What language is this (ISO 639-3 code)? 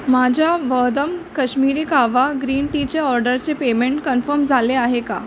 mar